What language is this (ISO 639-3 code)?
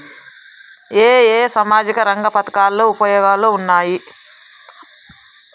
tel